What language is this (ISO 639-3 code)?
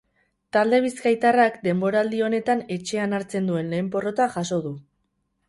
eus